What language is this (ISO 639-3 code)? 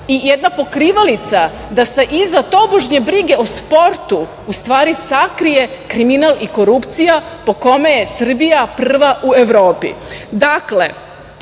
srp